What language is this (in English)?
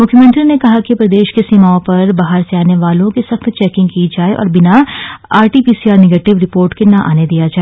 Hindi